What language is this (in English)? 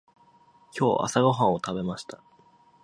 Japanese